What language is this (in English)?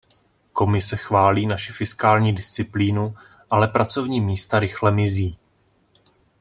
Czech